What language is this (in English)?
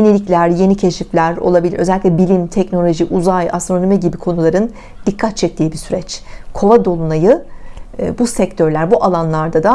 Turkish